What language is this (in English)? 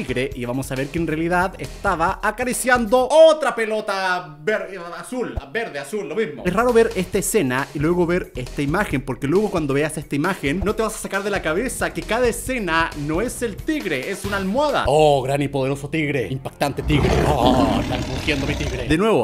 Spanish